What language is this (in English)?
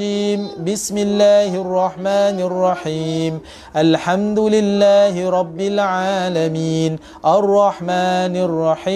Malay